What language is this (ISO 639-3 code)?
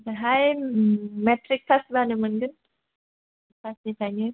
brx